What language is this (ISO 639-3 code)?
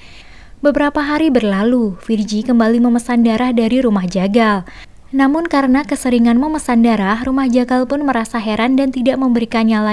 ind